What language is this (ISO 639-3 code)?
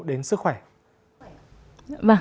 vie